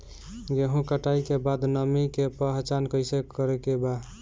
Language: Bhojpuri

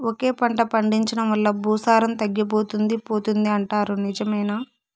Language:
Telugu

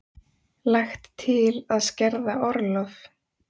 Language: Icelandic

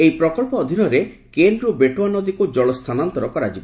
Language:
Odia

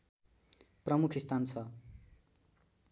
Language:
Nepali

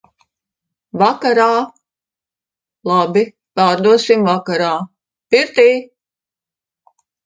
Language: Latvian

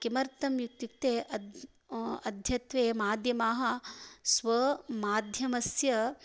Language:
Sanskrit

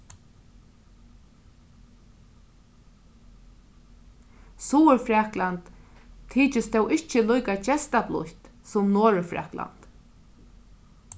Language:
Faroese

